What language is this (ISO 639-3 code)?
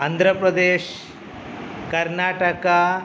san